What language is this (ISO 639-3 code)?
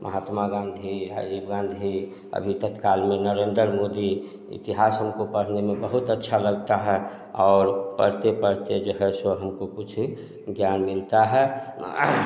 hin